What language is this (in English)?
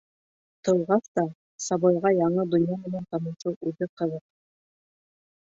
Bashkir